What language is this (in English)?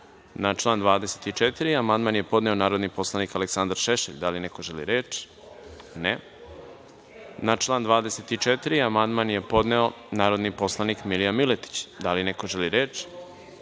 Serbian